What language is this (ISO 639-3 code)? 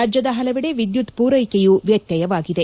kan